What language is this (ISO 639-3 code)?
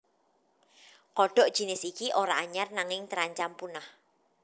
jav